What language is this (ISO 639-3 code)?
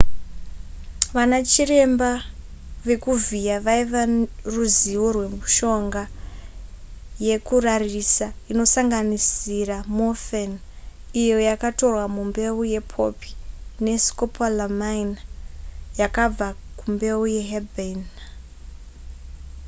sna